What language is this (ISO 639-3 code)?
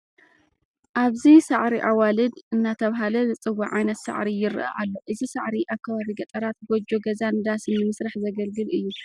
tir